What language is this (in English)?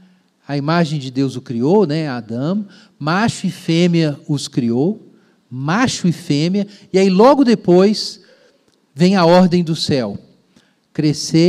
Portuguese